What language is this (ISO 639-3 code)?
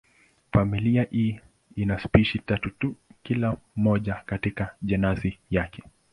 swa